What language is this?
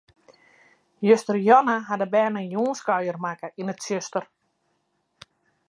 Western Frisian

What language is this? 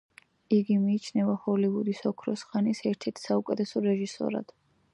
Georgian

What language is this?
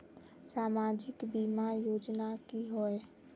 Magahi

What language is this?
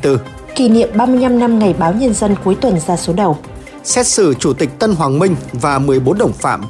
Vietnamese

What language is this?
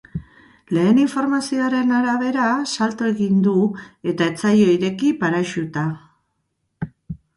Basque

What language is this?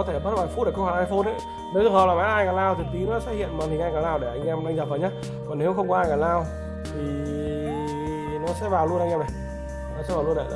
Vietnamese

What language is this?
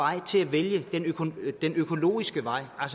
Danish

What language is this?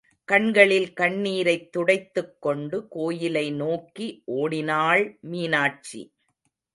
Tamil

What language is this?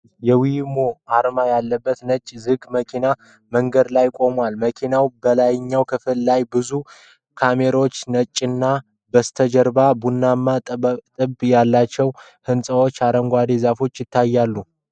Amharic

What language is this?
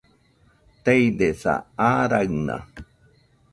Nüpode Huitoto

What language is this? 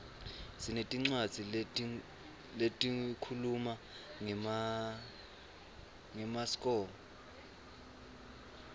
Swati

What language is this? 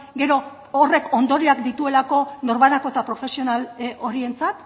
Basque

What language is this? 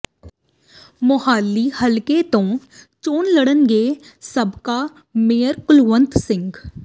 Punjabi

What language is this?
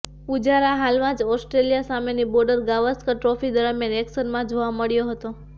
Gujarati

